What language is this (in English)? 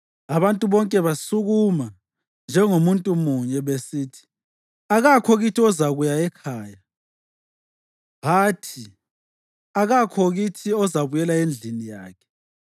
North Ndebele